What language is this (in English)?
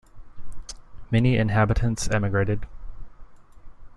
English